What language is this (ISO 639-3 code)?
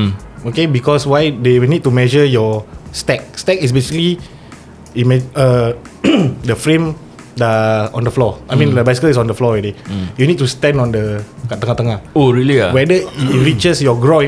msa